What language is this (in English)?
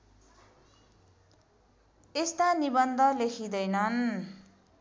Nepali